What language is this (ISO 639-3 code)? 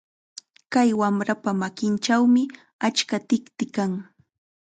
qxa